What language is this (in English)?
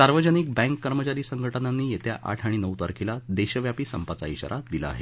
Marathi